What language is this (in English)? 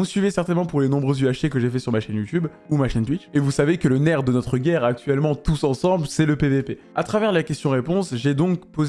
French